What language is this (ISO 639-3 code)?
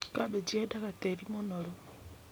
kik